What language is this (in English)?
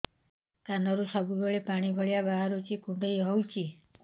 Odia